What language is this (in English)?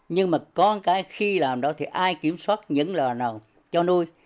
Vietnamese